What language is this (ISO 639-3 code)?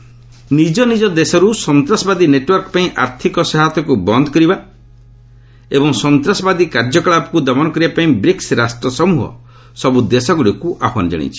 ori